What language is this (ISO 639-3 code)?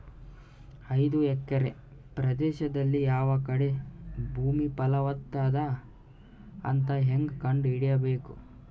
kan